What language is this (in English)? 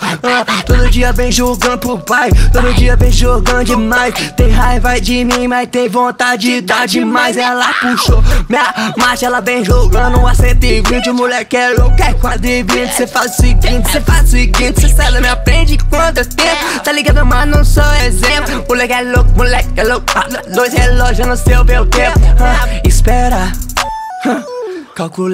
Portuguese